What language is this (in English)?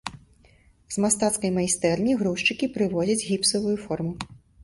Belarusian